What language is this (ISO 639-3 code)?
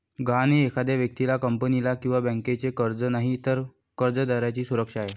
mar